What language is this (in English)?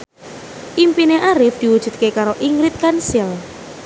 Javanese